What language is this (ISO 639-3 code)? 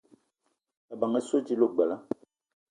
eto